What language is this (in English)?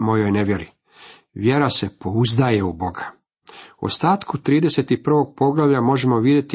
Croatian